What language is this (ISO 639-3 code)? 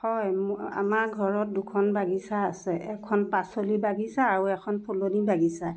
asm